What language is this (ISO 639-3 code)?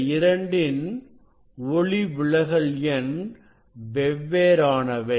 tam